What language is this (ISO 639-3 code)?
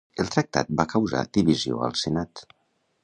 cat